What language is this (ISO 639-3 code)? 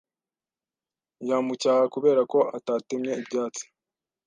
kin